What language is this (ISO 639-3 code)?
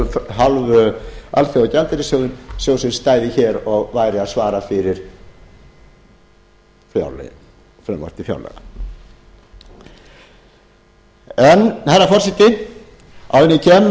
isl